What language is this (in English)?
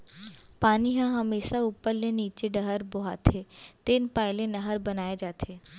Chhattisgarhi